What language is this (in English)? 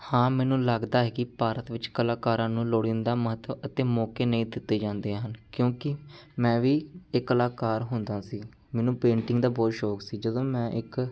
Punjabi